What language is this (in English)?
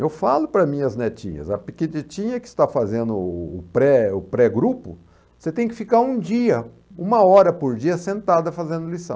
Portuguese